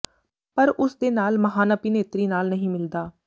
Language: Punjabi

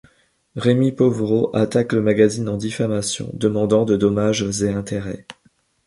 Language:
French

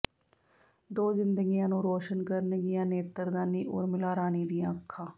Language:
Punjabi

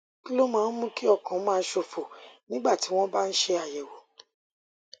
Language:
Yoruba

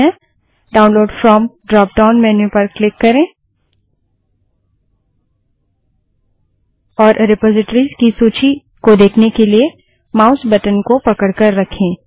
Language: Hindi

